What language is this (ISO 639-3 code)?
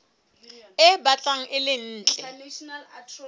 sot